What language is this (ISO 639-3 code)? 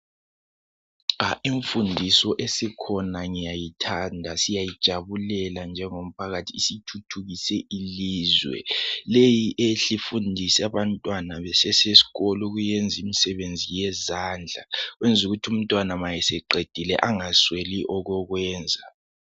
nde